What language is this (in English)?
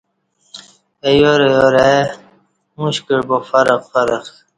Kati